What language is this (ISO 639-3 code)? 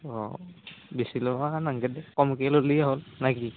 asm